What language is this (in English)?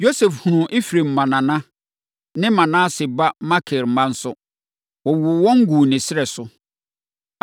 Akan